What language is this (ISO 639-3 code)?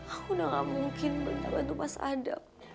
ind